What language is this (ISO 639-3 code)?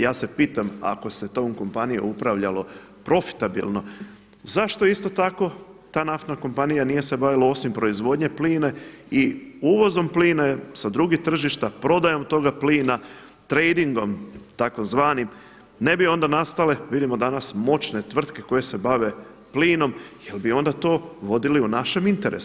hrv